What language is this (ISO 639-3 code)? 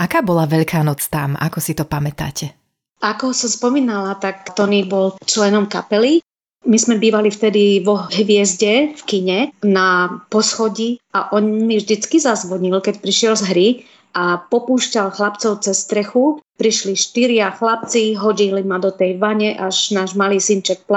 slk